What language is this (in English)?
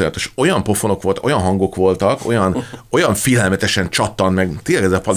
Hungarian